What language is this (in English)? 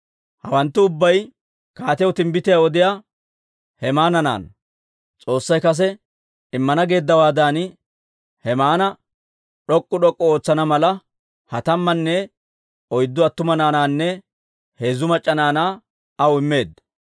Dawro